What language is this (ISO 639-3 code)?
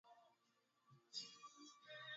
swa